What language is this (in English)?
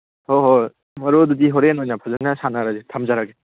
Manipuri